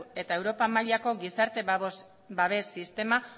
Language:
Basque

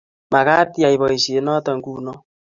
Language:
Kalenjin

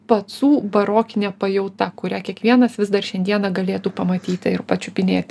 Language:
Lithuanian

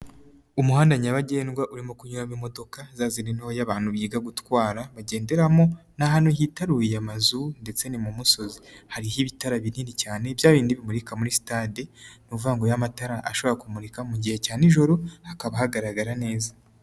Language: Kinyarwanda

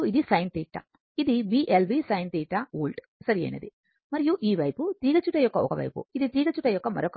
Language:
Telugu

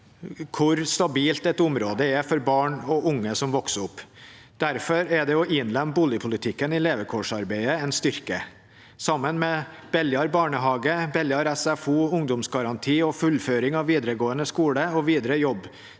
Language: Norwegian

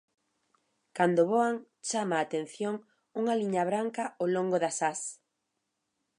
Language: Galician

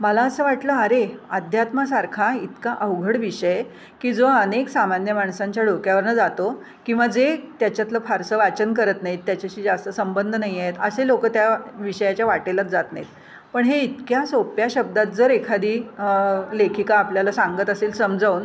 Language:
Marathi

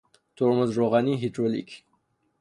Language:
Persian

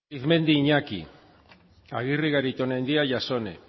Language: Basque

